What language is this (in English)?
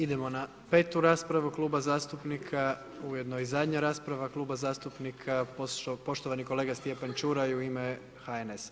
Croatian